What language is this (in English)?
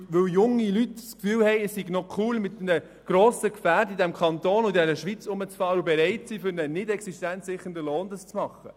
Swiss German